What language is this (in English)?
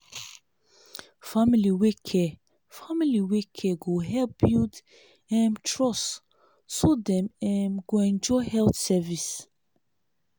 Nigerian Pidgin